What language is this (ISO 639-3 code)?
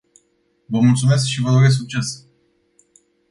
ron